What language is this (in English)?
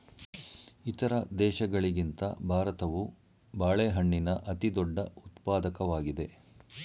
Kannada